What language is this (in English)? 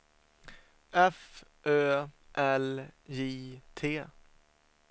Swedish